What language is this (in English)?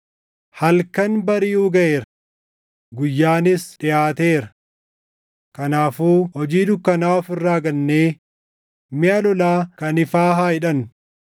Oromo